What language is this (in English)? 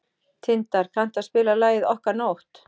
Icelandic